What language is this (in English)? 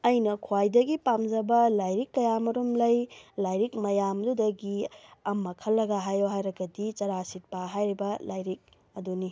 Manipuri